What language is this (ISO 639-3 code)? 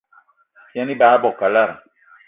eto